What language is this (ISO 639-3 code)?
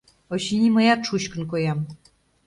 chm